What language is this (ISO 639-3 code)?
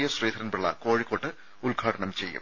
mal